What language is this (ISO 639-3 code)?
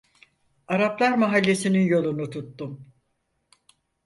tur